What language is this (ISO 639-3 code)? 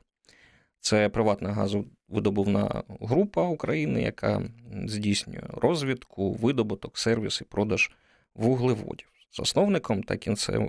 ukr